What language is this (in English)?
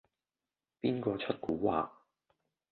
Cantonese